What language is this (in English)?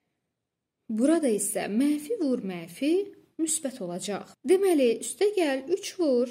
Turkish